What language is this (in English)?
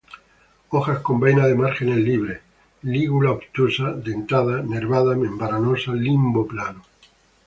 Spanish